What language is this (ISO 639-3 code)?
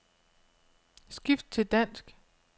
dan